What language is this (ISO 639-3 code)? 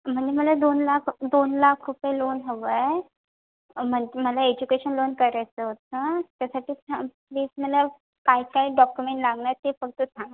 mar